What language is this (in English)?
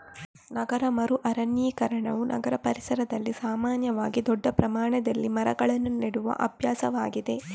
Kannada